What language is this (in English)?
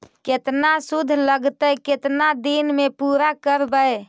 Magahi